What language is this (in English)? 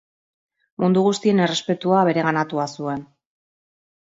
Basque